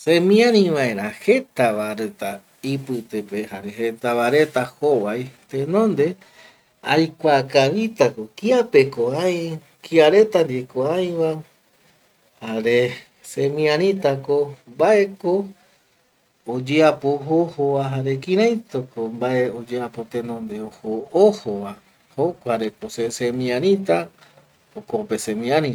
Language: Eastern Bolivian Guaraní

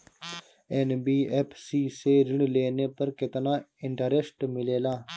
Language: Bhojpuri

